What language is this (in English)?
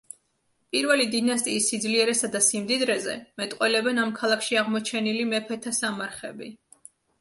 Georgian